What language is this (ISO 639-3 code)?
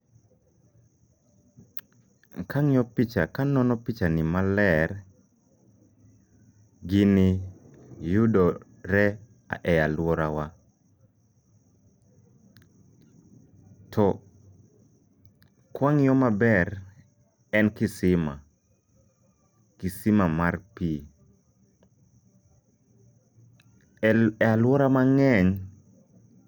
luo